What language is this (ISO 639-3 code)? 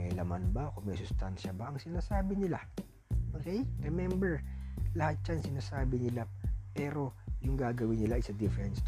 fil